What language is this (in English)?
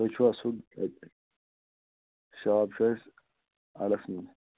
Kashmiri